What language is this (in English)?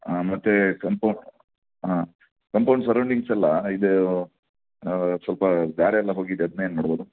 Kannada